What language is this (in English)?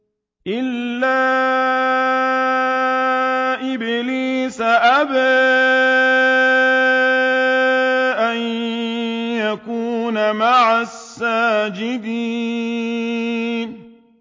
Arabic